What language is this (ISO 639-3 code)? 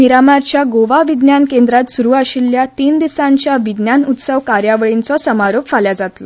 kok